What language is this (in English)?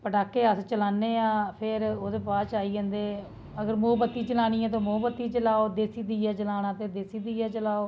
Dogri